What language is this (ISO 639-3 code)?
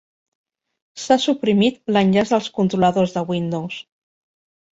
cat